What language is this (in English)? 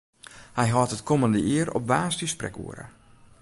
Western Frisian